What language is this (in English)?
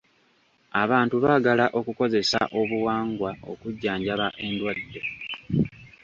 Ganda